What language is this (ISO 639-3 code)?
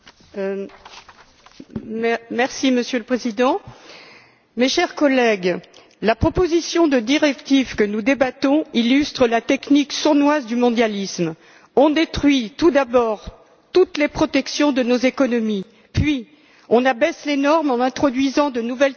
fra